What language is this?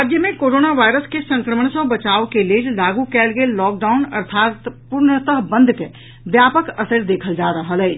Maithili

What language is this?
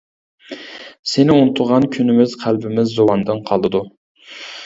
Uyghur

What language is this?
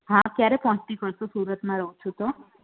Gujarati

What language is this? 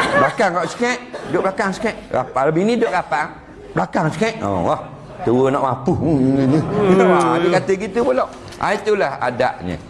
Malay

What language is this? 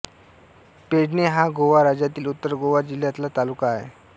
Marathi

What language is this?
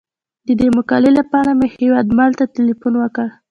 Pashto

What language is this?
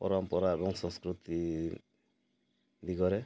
Odia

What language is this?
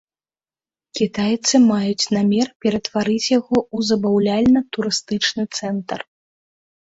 Belarusian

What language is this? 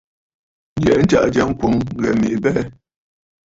Bafut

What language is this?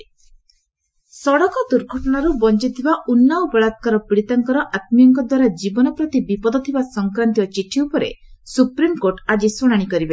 Odia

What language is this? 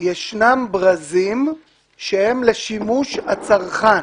Hebrew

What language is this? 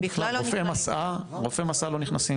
Hebrew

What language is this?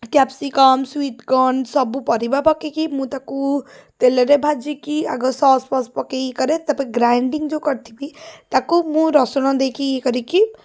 Odia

